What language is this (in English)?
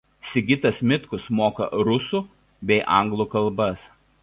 Lithuanian